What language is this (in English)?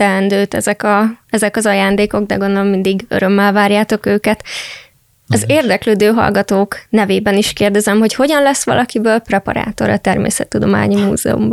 Hungarian